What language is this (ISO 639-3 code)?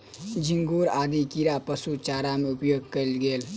mai